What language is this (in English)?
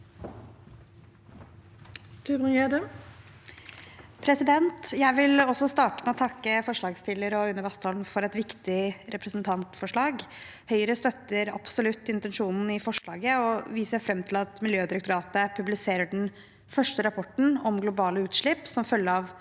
Norwegian